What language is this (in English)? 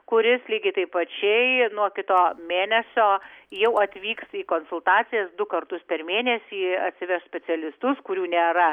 Lithuanian